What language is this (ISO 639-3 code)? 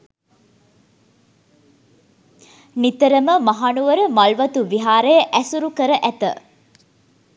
sin